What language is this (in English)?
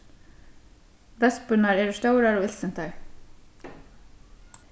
Faroese